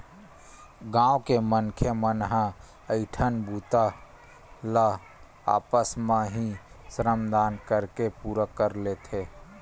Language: Chhattisgarhi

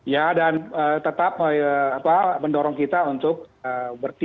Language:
Indonesian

